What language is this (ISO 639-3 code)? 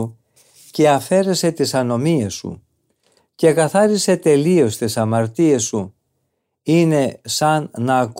ell